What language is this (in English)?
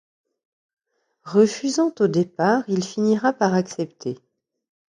French